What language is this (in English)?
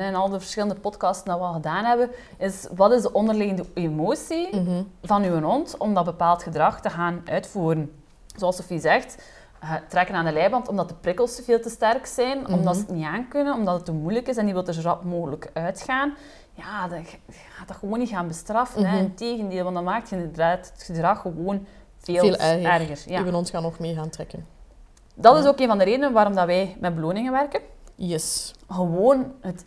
Dutch